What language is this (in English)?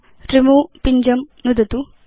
Sanskrit